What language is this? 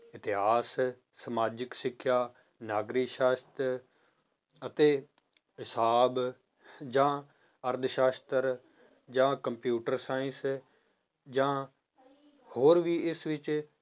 Punjabi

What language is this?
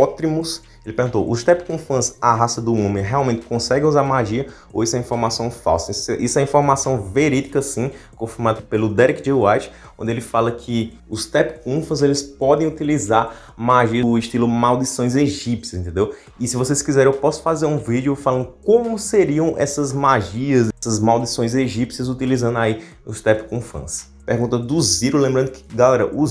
Portuguese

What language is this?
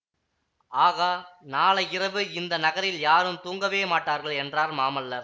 Tamil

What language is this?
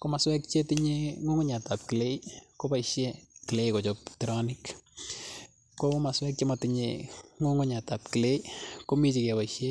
Kalenjin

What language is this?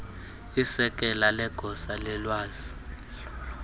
Xhosa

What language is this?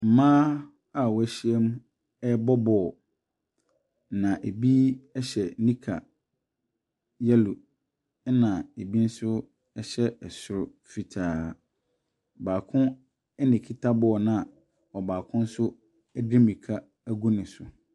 Akan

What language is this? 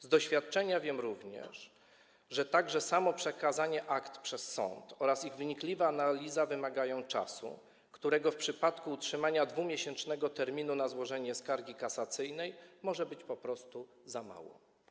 Polish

